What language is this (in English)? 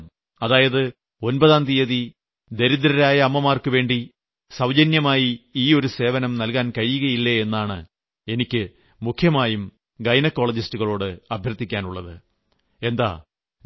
Malayalam